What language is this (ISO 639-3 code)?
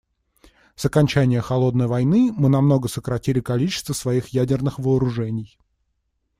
rus